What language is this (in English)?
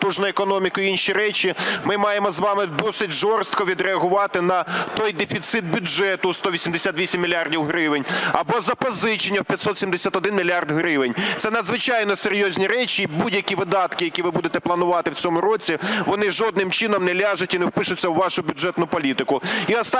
Ukrainian